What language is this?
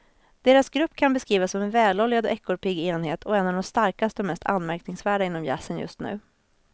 Swedish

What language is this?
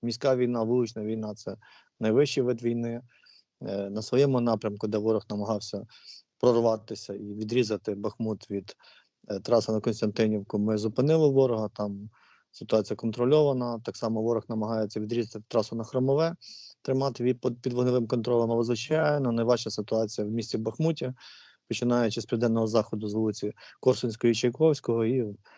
Ukrainian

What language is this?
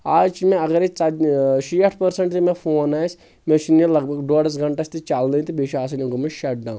Kashmiri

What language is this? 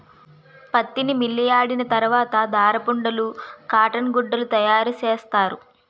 Telugu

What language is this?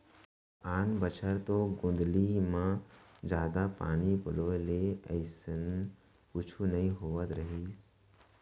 Chhattisgarhi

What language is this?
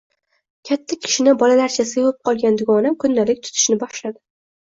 Uzbek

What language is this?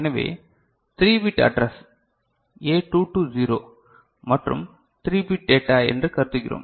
Tamil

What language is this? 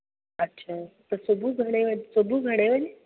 Sindhi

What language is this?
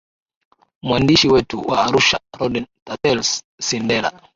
Swahili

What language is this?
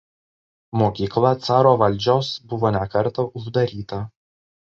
Lithuanian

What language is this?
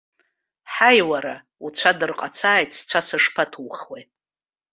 Abkhazian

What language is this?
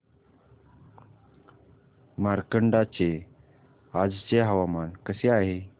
Marathi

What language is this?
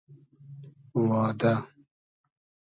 Hazaragi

